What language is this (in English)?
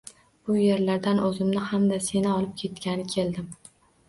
Uzbek